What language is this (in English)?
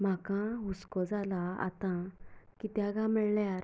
Konkani